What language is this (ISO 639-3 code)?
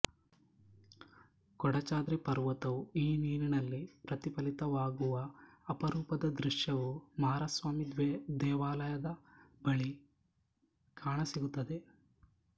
kan